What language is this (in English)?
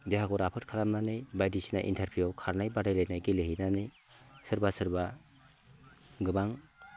Bodo